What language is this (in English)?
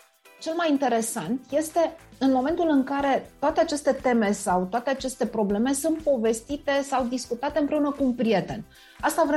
Romanian